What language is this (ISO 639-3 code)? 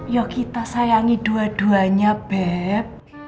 ind